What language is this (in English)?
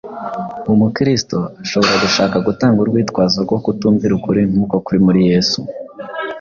Kinyarwanda